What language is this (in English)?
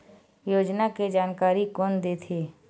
Chhattisgarhi